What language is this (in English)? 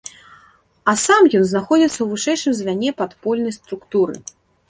Belarusian